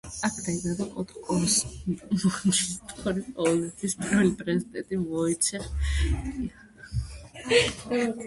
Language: Georgian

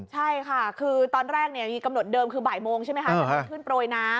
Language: Thai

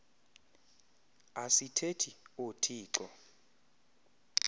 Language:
Xhosa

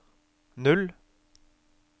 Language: Norwegian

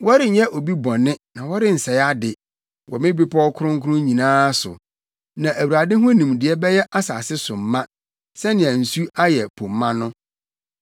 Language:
Akan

